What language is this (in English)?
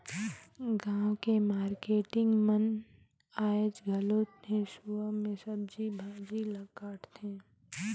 Chhattisgarhi